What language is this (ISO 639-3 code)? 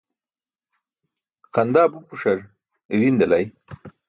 bsk